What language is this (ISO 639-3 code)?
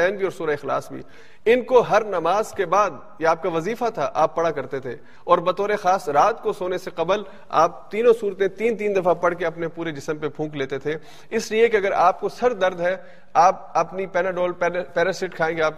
urd